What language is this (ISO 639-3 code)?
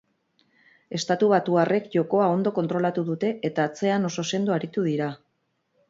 eus